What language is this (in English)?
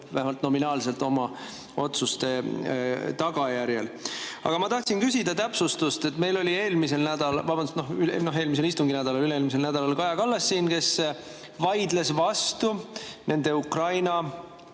Estonian